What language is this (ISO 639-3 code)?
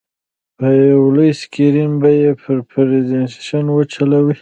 pus